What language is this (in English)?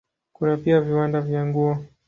Swahili